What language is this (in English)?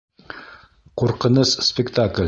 Bashkir